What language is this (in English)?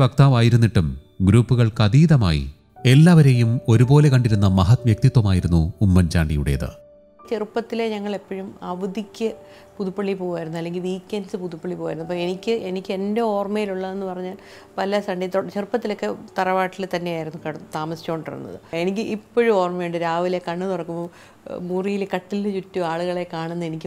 Malayalam